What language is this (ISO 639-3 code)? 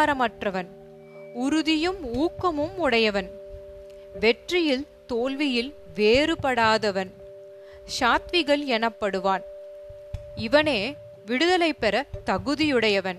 tam